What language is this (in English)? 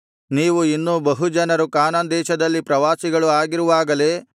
Kannada